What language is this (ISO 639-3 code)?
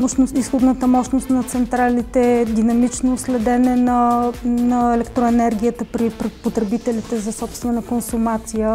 bul